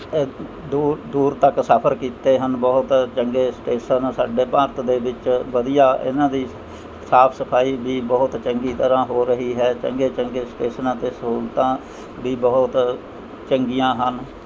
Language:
Punjabi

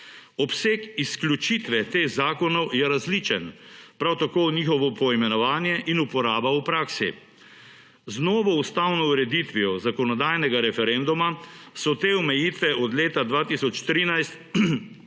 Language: Slovenian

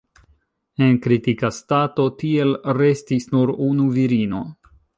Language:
Esperanto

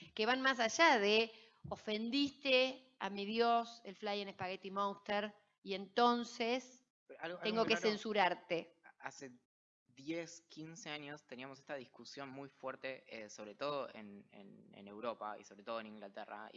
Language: Spanish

